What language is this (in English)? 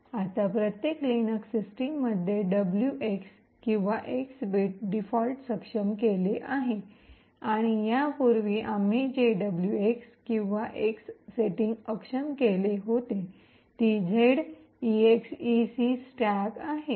Marathi